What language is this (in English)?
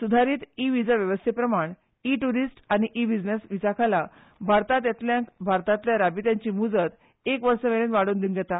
Konkani